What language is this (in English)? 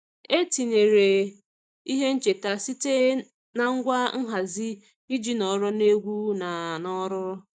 Igbo